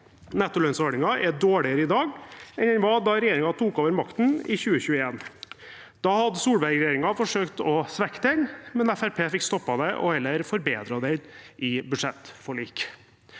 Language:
Norwegian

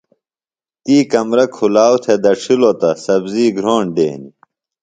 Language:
Phalura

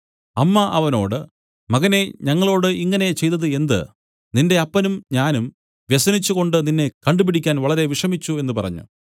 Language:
Malayalam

